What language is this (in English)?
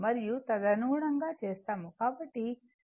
Telugu